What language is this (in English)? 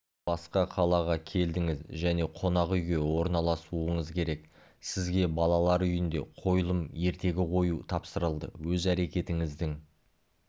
Kazakh